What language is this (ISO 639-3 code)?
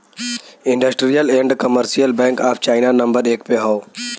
bho